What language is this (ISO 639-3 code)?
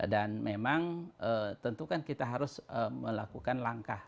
ind